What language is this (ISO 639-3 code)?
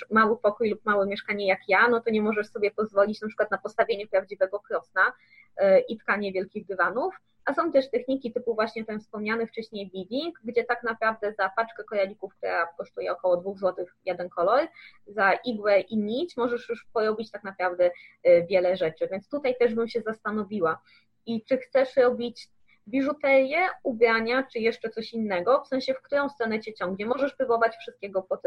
pol